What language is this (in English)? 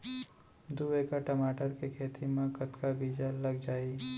Chhattisgarhi